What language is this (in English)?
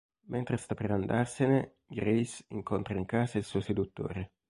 Italian